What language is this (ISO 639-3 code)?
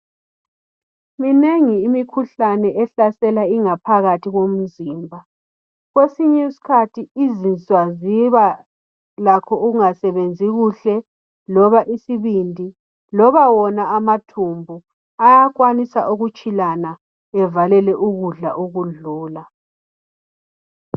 nde